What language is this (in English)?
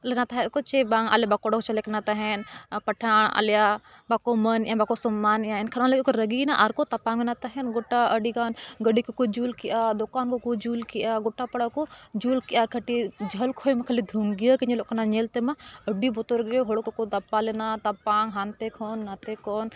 Santali